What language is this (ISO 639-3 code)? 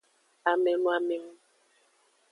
ajg